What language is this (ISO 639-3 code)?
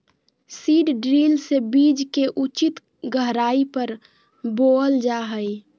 mag